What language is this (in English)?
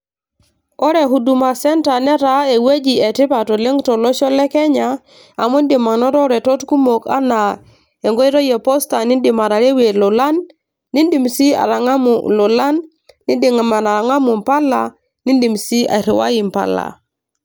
Masai